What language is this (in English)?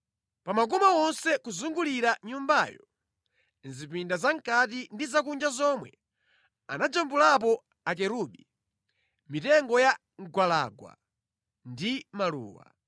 Nyanja